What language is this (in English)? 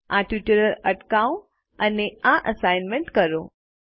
Gujarati